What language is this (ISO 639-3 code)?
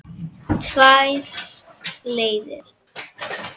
isl